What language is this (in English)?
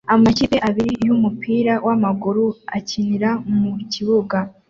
Kinyarwanda